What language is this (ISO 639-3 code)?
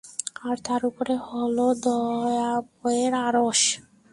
ben